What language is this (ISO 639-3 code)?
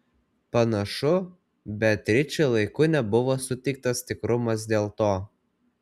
lit